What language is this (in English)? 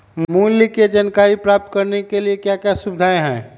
Magahi